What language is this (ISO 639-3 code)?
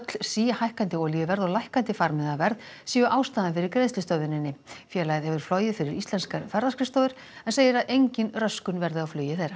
isl